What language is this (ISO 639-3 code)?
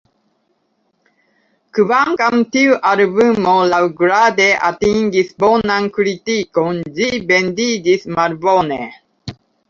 epo